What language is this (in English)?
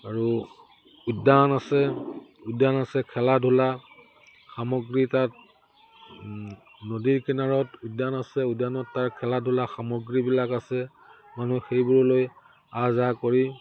Assamese